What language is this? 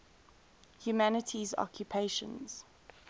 English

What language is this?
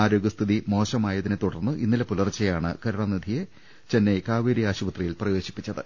Malayalam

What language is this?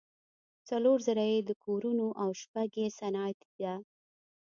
Pashto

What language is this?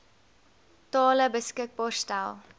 Afrikaans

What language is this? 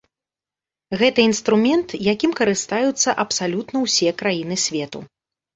Belarusian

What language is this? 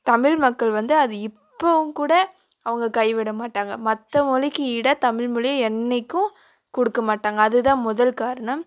Tamil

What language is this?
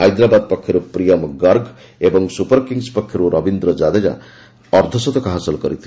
Odia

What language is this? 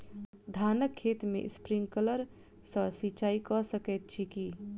Maithili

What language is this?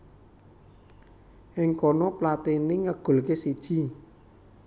Javanese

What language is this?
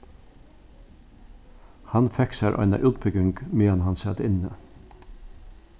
Faroese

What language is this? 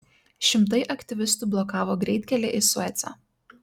Lithuanian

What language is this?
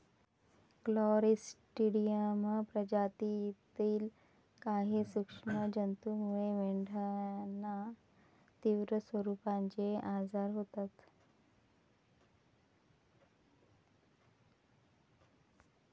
Marathi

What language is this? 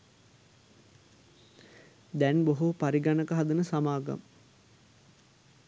Sinhala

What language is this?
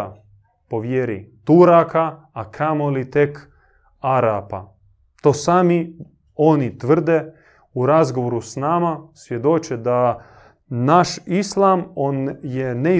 Croatian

